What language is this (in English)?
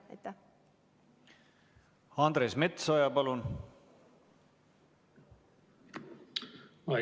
Estonian